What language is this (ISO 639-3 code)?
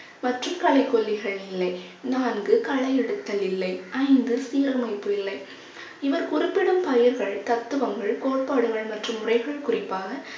tam